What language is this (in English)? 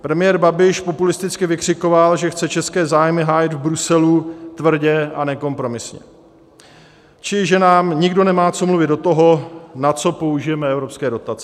Czech